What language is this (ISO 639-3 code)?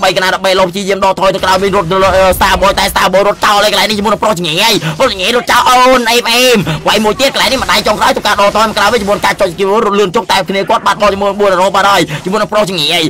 tha